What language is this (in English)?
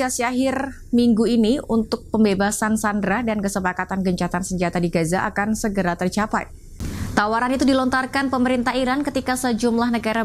Indonesian